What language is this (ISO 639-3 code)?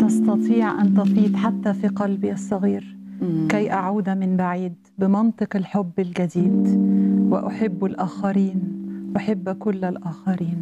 ara